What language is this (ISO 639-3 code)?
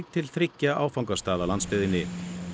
isl